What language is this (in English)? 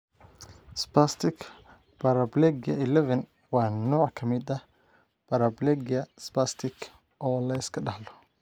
Somali